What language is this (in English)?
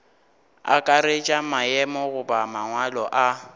Northern Sotho